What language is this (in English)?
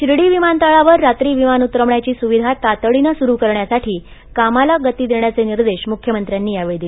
Marathi